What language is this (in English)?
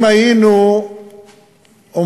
Hebrew